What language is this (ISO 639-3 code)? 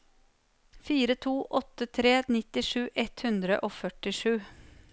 nor